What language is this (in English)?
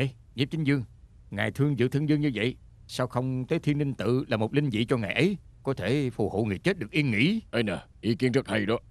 Vietnamese